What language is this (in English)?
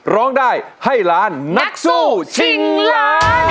Thai